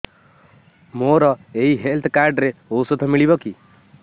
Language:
Odia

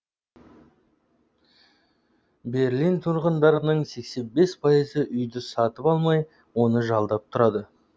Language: Kazakh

